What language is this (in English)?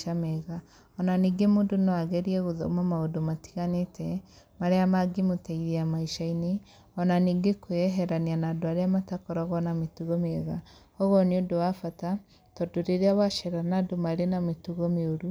Kikuyu